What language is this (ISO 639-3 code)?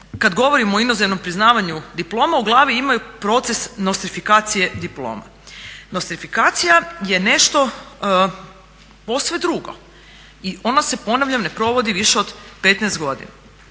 hrv